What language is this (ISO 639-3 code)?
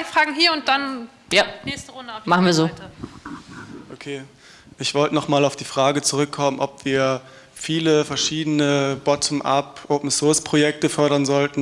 deu